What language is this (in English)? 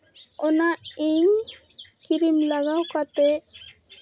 Santali